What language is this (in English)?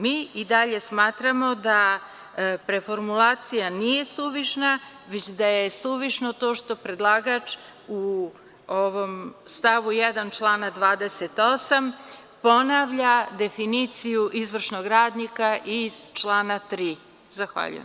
Serbian